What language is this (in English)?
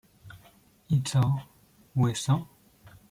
Polish